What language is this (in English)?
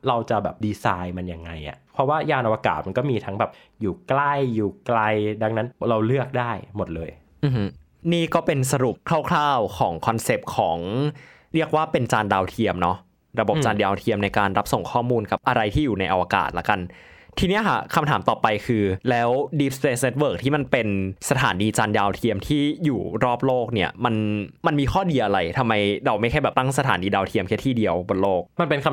Thai